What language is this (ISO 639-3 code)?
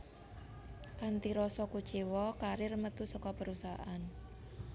jav